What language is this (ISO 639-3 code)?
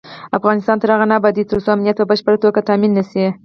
pus